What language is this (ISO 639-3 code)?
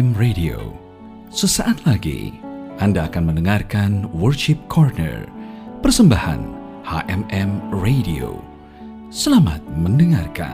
ind